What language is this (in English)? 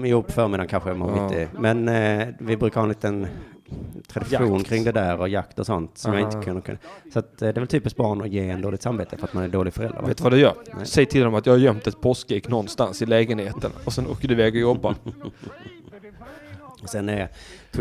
Swedish